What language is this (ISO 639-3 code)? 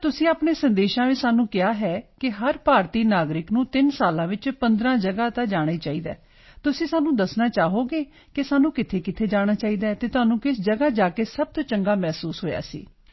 pan